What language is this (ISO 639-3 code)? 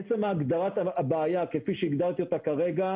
heb